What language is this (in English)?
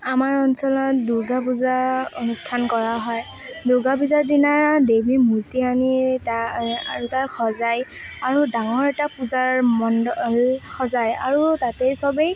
Assamese